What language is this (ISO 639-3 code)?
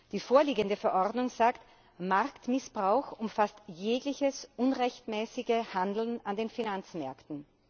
deu